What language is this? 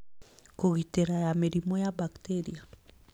Kikuyu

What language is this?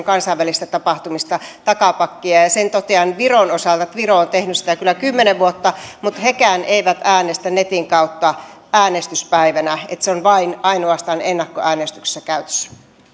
Finnish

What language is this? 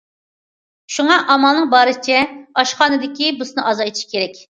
Uyghur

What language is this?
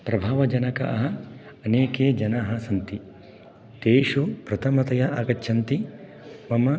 Sanskrit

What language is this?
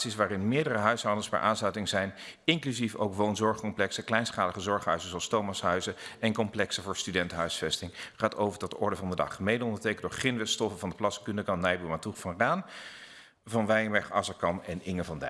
Dutch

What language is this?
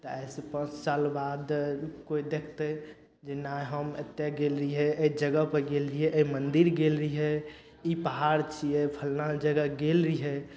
Maithili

